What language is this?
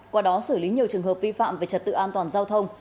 Vietnamese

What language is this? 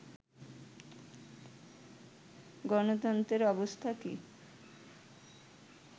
Bangla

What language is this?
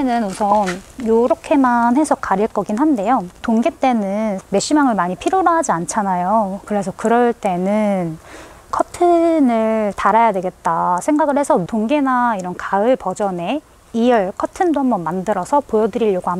Korean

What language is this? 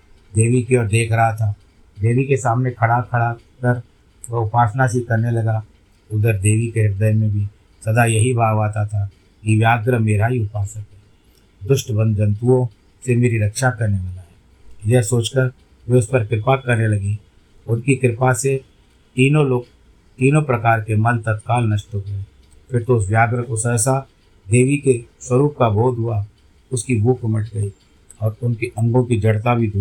Hindi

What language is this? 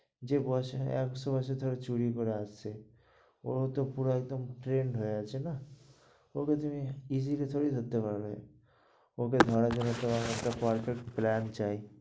Bangla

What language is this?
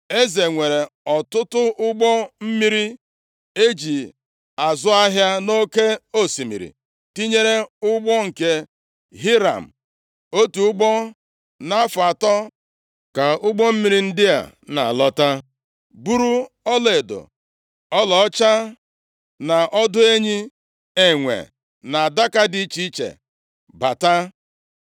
Igbo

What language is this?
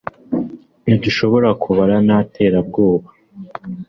Kinyarwanda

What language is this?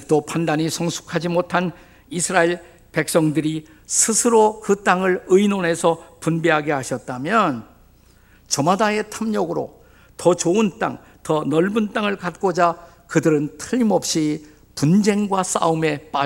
Korean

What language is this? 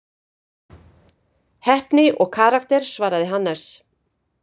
Icelandic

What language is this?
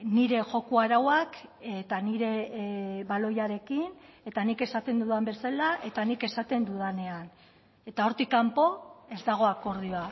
Basque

